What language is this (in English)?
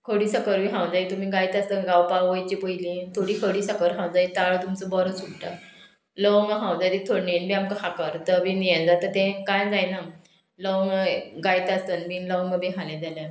Konkani